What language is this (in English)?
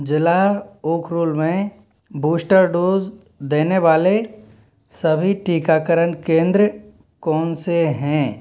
Hindi